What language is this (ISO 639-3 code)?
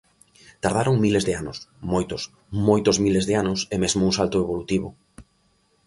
glg